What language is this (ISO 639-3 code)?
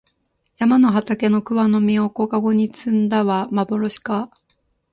jpn